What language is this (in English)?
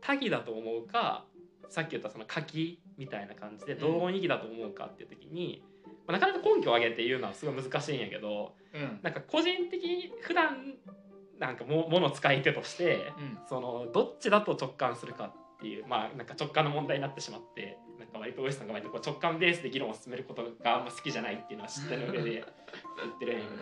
Japanese